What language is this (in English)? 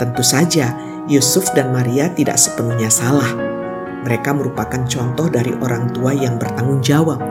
Indonesian